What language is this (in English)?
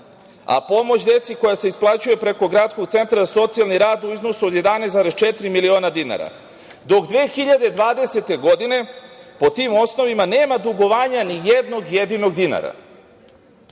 Serbian